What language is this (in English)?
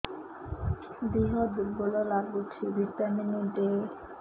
Odia